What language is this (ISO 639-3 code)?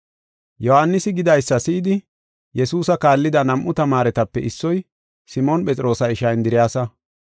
gof